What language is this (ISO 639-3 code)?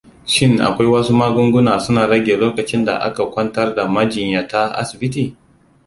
hau